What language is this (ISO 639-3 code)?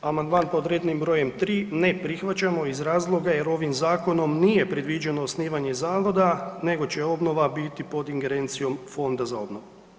hrv